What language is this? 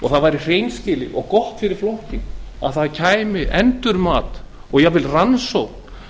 Icelandic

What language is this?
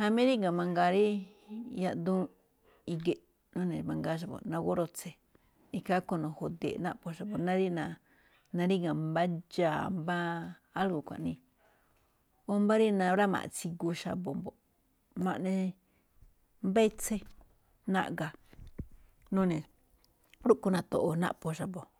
Malinaltepec Me'phaa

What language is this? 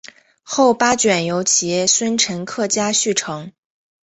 Chinese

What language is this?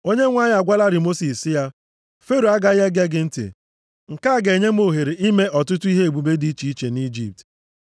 Igbo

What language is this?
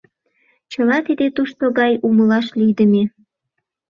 Mari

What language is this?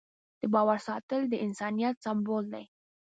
Pashto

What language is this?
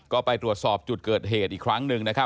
Thai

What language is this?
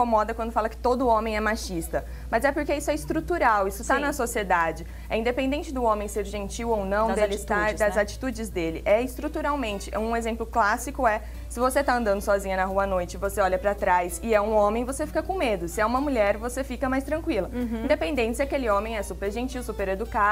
Portuguese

